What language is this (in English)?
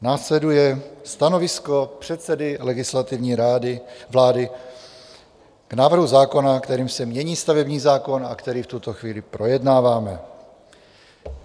Czech